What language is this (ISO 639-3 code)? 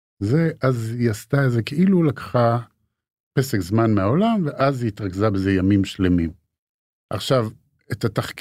heb